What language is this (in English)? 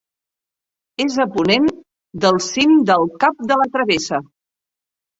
Catalan